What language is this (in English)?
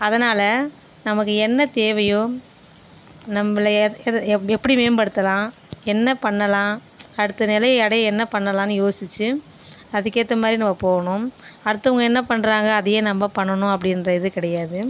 Tamil